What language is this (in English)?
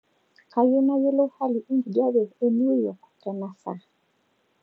Masai